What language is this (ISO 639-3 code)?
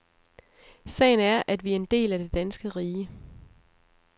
dan